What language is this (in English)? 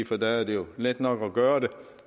Danish